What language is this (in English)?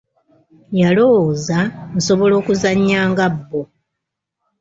Ganda